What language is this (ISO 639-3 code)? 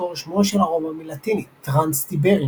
heb